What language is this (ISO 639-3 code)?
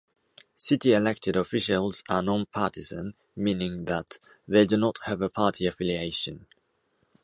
eng